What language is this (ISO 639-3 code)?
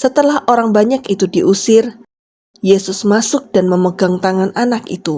ind